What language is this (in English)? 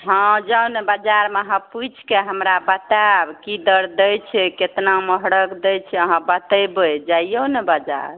Maithili